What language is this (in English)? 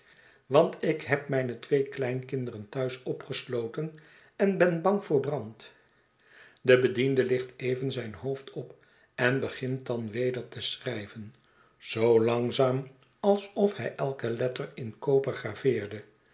Dutch